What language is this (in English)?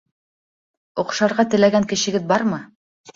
Bashkir